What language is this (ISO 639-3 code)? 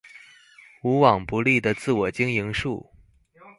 zho